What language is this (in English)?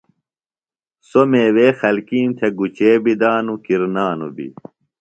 Phalura